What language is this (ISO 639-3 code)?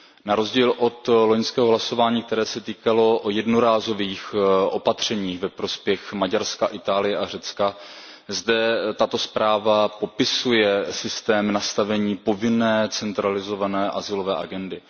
ces